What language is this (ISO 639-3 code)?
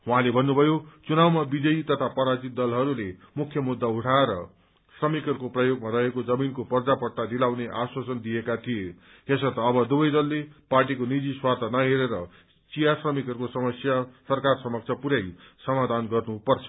nep